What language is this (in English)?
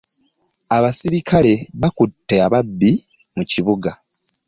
Ganda